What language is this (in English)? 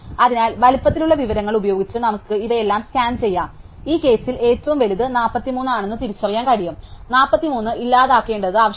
Malayalam